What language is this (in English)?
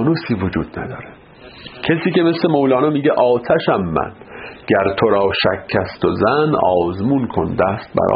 Persian